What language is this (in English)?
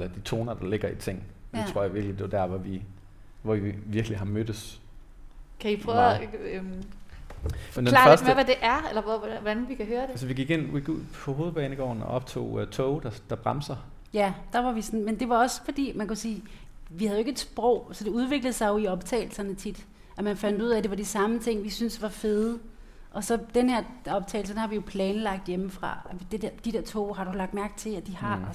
Danish